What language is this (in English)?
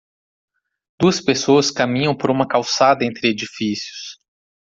Portuguese